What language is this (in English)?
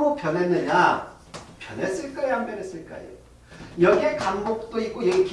Korean